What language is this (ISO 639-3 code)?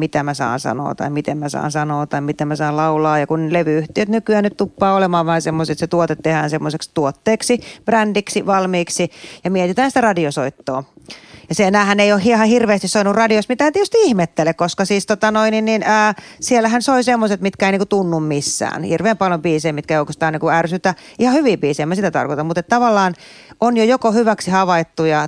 fin